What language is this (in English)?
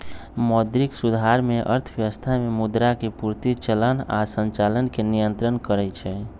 Magahi